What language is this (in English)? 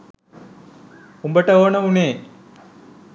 Sinhala